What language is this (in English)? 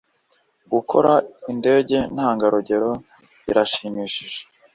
Kinyarwanda